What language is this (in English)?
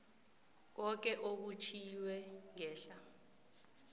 South Ndebele